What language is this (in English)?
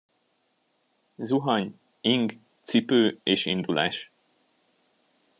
Hungarian